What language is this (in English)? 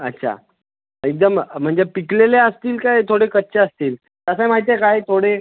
Marathi